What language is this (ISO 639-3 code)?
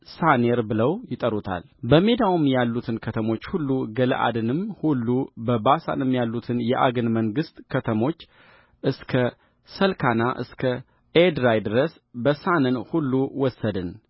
amh